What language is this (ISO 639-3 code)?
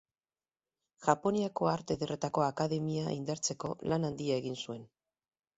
eus